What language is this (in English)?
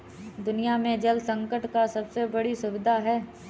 Hindi